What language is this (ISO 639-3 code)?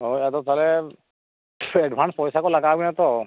sat